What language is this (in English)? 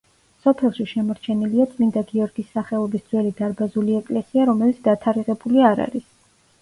Georgian